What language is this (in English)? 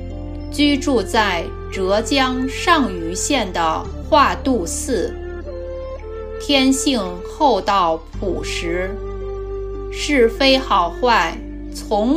Chinese